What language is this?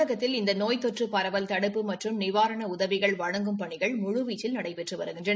Tamil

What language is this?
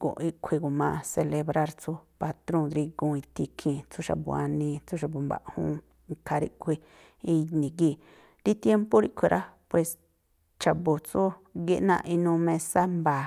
Tlacoapa Me'phaa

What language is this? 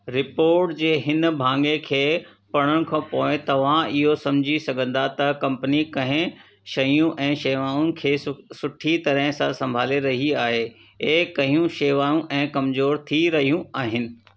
Sindhi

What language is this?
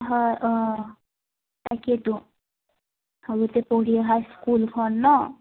Assamese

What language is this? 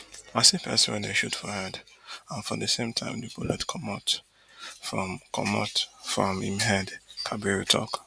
Nigerian Pidgin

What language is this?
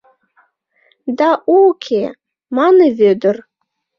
Mari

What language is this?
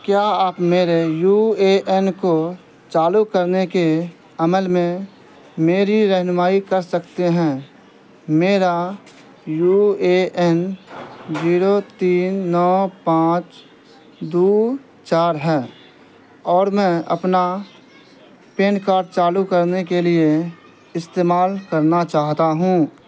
Urdu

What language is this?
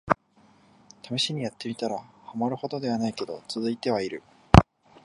Japanese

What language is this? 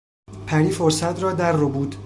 Persian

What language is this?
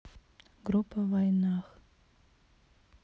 Russian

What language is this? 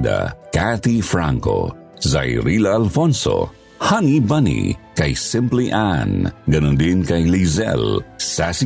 Filipino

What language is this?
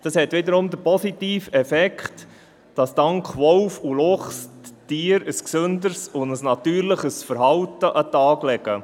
Swiss German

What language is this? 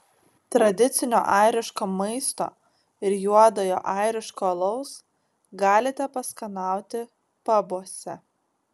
Lithuanian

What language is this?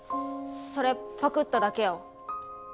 Japanese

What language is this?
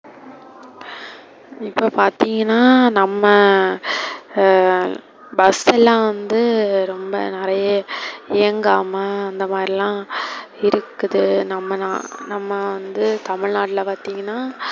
Tamil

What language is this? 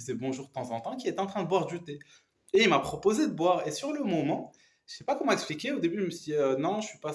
French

